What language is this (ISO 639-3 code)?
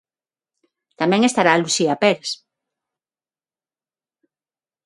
glg